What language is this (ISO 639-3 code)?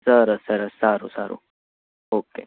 guj